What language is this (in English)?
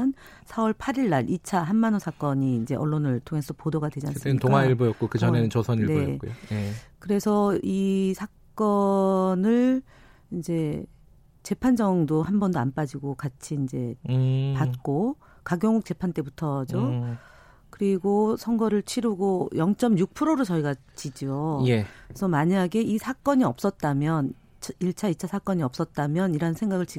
Korean